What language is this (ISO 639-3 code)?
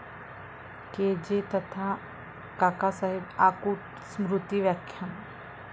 mar